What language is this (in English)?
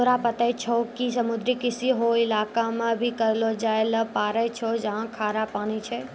Maithili